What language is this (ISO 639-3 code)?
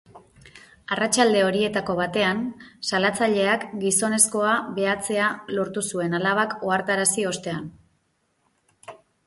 eus